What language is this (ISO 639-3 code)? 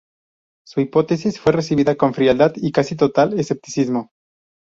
spa